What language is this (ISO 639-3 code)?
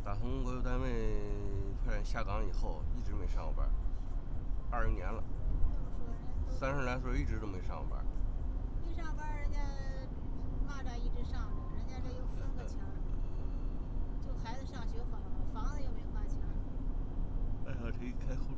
zho